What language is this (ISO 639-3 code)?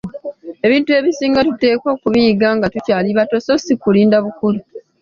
lug